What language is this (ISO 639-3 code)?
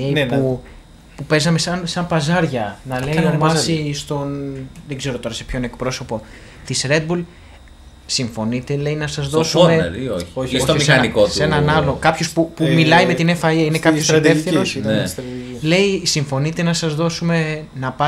ell